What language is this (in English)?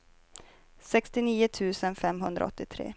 Swedish